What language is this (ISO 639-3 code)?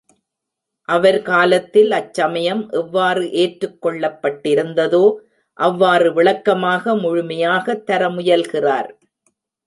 tam